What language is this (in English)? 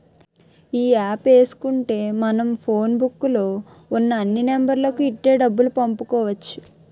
Telugu